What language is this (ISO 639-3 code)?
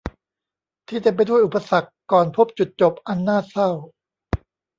tha